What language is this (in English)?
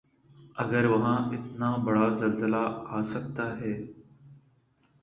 Urdu